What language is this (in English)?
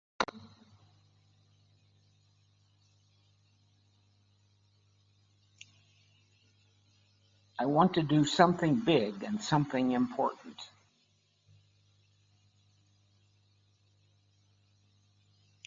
English